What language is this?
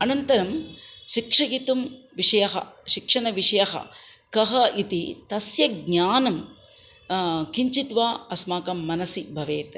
Sanskrit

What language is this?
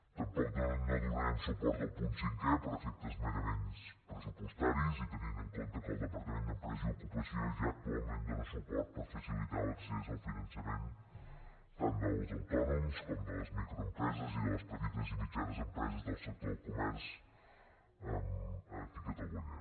Catalan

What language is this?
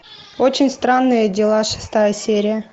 Russian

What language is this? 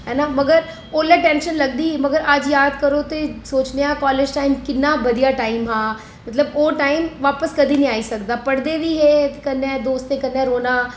Dogri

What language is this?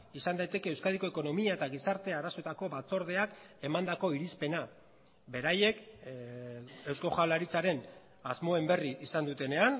Basque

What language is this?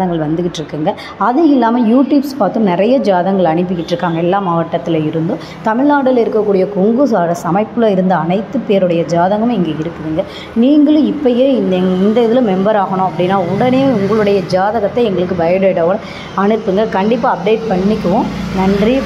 Tamil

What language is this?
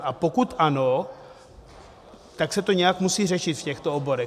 Czech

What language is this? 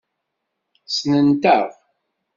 Kabyle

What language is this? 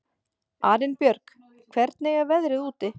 Icelandic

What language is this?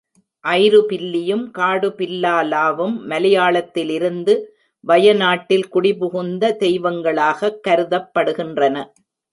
Tamil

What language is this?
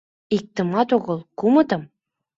Mari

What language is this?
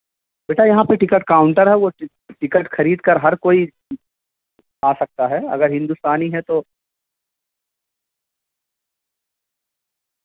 Urdu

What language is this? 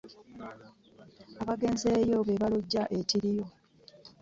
Ganda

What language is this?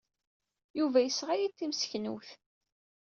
Kabyle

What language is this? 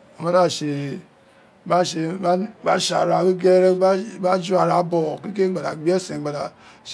Isekiri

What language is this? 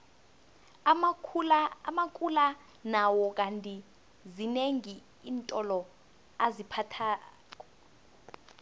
South Ndebele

